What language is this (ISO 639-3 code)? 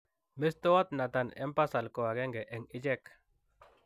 kln